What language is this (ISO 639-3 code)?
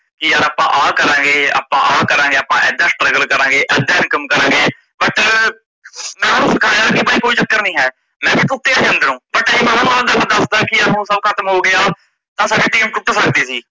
pan